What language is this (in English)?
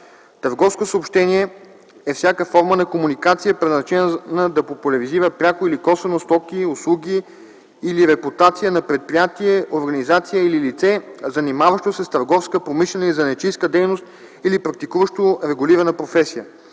Bulgarian